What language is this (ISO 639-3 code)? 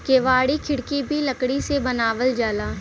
bho